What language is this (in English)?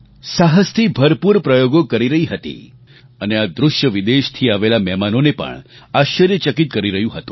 Gujarati